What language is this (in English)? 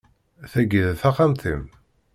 Kabyle